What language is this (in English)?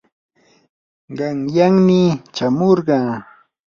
Yanahuanca Pasco Quechua